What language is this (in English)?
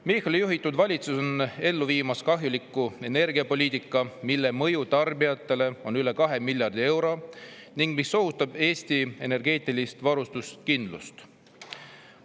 Estonian